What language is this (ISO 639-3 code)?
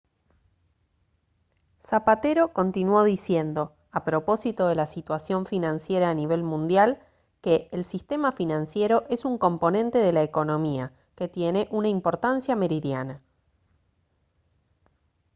spa